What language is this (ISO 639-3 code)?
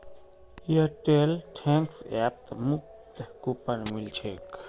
mag